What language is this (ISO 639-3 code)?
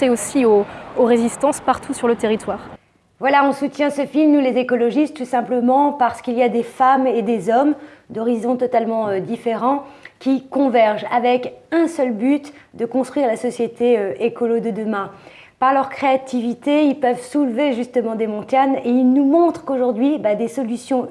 fra